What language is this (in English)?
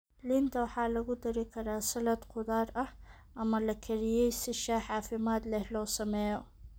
Somali